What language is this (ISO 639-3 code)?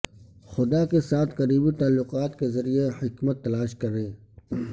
urd